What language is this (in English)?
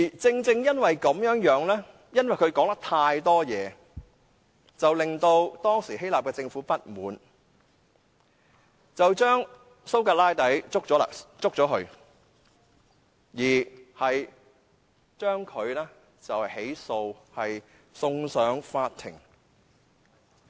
Cantonese